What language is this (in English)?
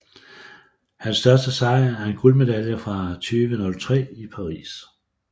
Danish